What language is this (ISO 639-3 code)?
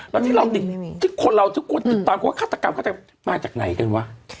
tha